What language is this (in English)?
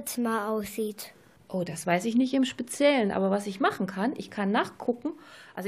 German